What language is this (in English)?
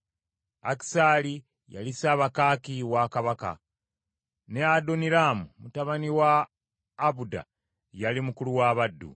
Ganda